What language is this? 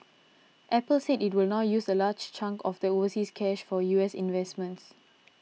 English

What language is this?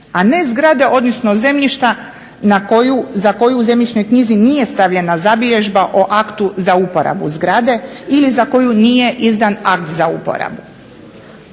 Croatian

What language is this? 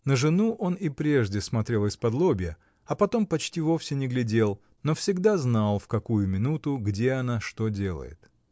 Russian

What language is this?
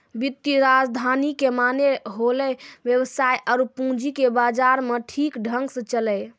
Maithili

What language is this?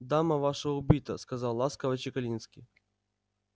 Russian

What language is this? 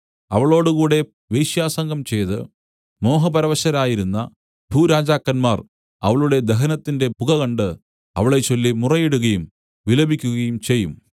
Malayalam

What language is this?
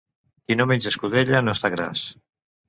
Catalan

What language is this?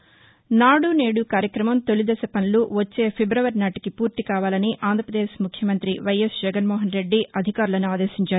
Telugu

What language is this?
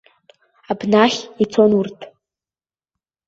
Abkhazian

